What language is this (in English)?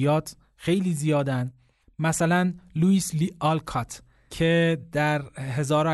Persian